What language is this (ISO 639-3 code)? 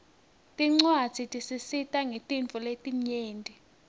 ssw